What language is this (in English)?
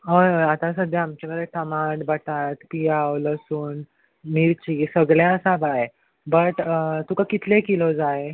Konkani